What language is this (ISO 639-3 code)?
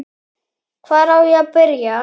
isl